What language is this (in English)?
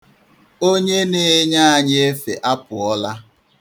Igbo